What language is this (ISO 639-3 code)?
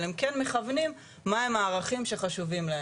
heb